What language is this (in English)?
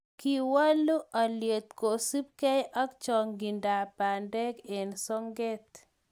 Kalenjin